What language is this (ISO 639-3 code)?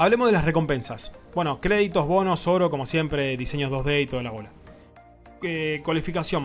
spa